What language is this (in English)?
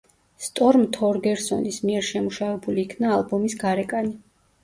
Georgian